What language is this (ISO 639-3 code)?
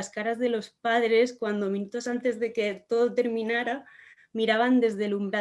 spa